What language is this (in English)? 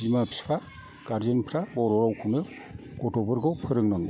Bodo